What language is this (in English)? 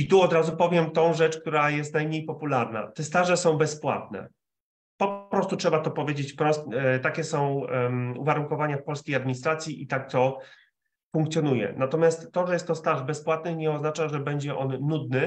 Polish